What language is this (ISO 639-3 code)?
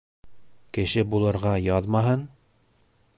bak